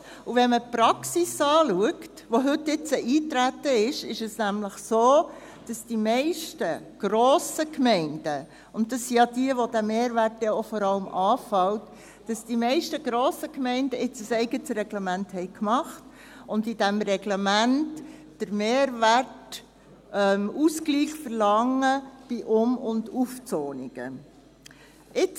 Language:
Swiss German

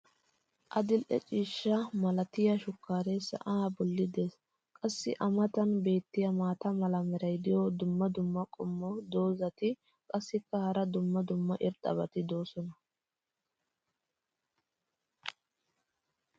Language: Wolaytta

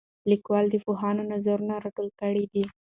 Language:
Pashto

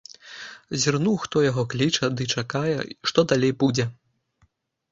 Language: Belarusian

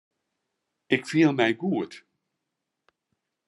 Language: Western Frisian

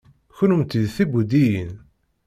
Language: Kabyle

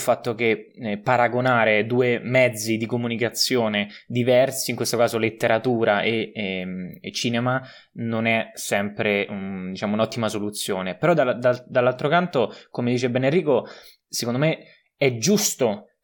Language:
Italian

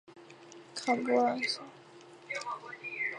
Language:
Chinese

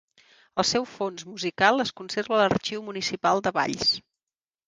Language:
Catalan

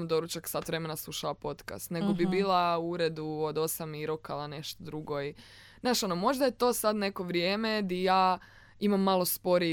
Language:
Croatian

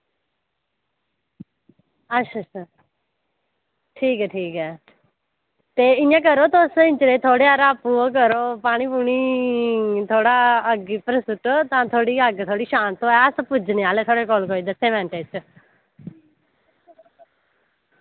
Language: Dogri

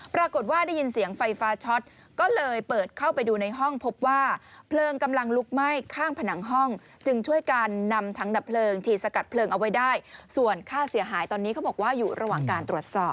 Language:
Thai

